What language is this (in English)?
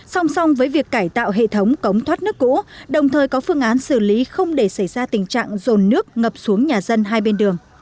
Vietnamese